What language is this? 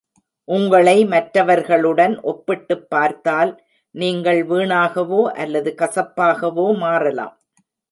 Tamil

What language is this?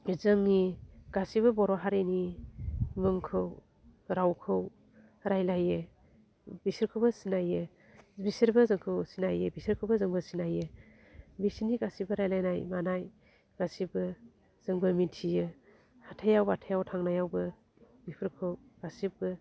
Bodo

